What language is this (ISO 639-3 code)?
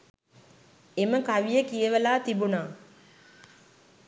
sin